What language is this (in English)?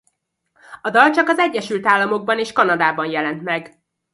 Hungarian